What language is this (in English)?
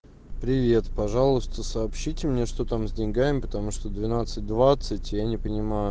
Russian